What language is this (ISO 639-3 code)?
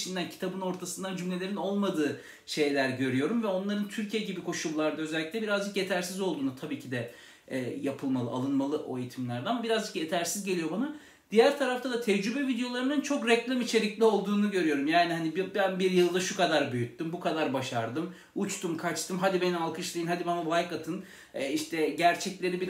tur